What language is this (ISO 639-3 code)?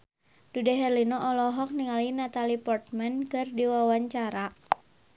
sun